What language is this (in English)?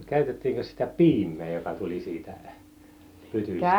Finnish